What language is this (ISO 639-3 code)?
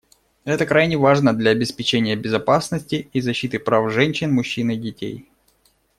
rus